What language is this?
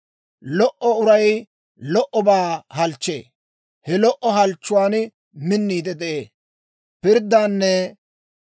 Dawro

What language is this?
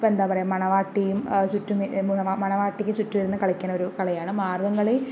Malayalam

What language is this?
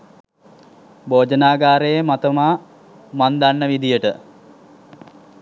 Sinhala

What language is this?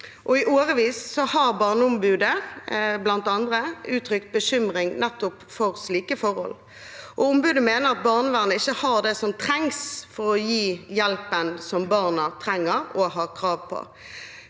Norwegian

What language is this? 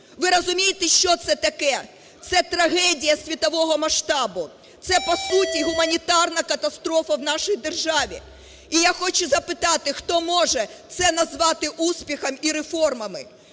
Ukrainian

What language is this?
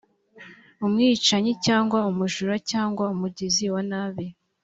Kinyarwanda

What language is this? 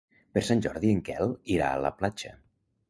Catalan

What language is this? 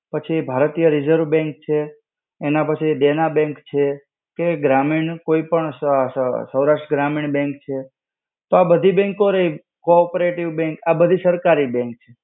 Gujarati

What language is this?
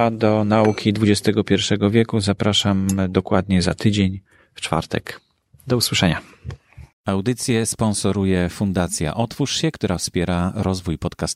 Polish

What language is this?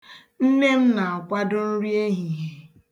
Igbo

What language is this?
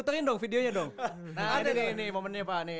Indonesian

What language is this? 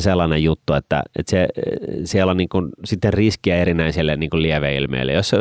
Finnish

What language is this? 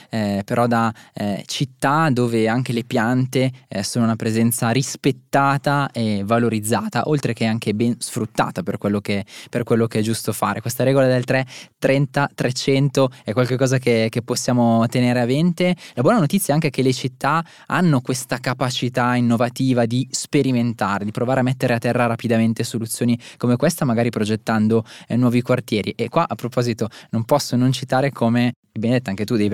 Italian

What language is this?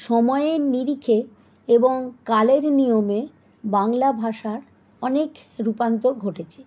Bangla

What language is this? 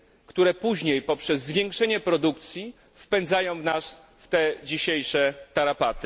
Polish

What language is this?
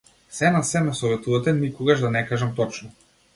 Macedonian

